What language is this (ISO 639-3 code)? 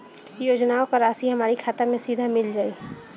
bho